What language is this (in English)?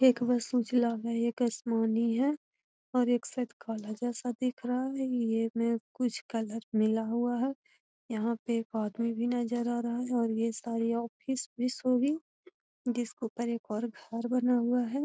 Magahi